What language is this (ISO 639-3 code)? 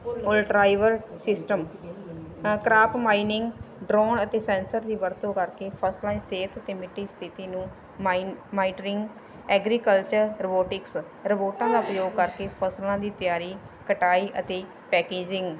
pan